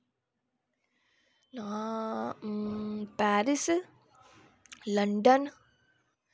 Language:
Dogri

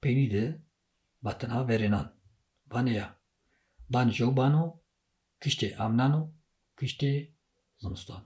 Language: Turkish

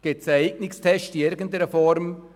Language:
Swiss German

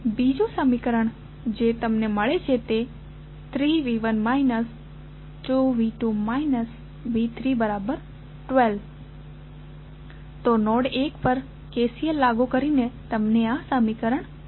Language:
Gujarati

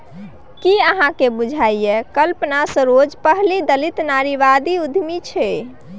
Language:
Maithili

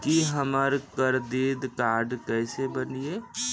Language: Maithili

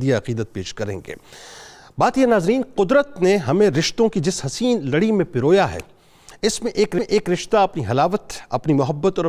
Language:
Urdu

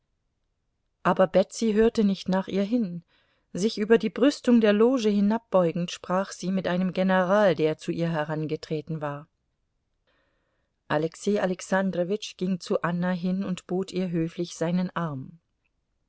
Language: German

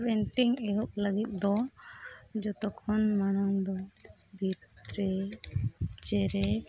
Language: Santali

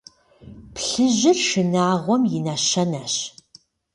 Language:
Kabardian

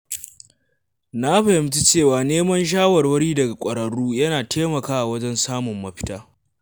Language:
Hausa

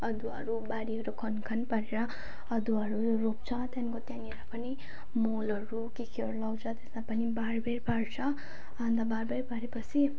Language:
Nepali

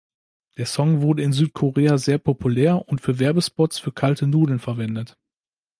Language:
German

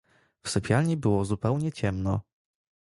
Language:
Polish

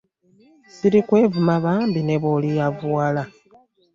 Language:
Ganda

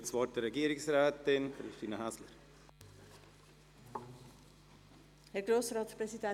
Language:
Swiss German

